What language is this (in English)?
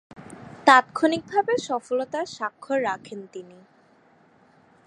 Bangla